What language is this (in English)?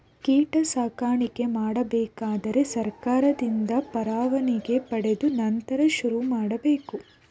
Kannada